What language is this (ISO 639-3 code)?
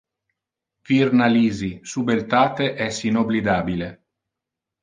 ina